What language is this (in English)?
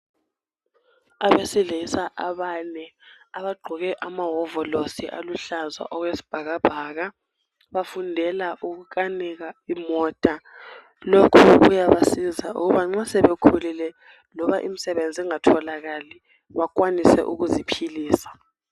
North Ndebele